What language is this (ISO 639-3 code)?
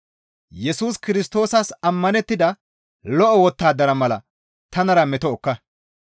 gmv